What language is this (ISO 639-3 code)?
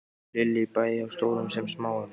isl